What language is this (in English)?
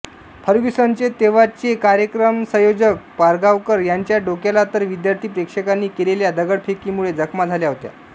Marathi